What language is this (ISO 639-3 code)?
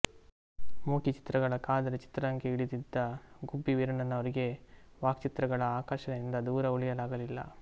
kan